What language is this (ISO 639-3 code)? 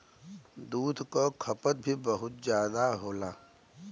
bho